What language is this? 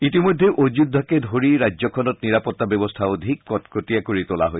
Assamese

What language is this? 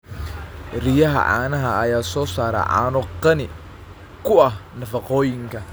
Somali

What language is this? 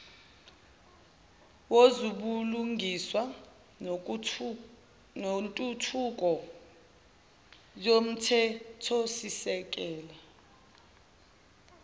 Zulu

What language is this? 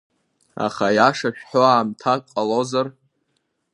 Abkhazian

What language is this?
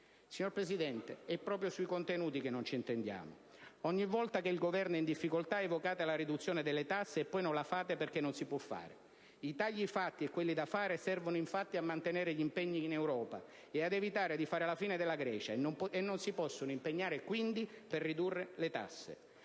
Italian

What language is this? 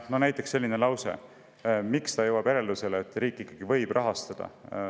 Estonian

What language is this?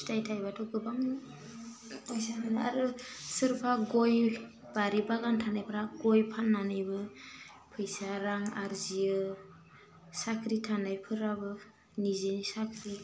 Bodo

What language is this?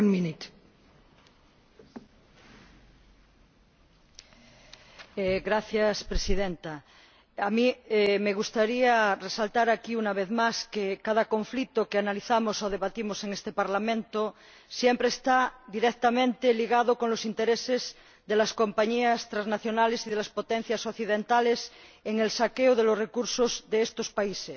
Spanish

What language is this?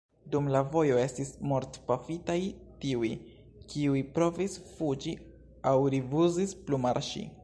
Esperanto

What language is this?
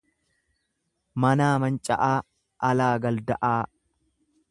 Oromo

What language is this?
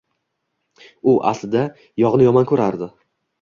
Uzbek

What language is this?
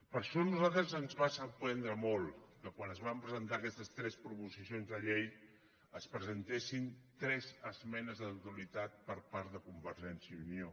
Catalan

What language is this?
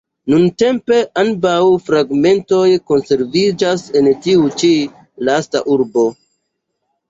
Esperanto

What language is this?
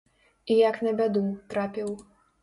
Belarusian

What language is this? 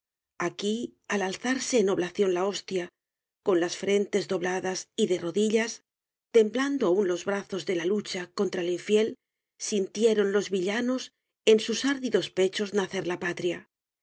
Spanish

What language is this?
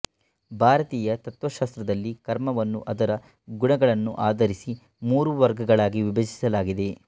Kannada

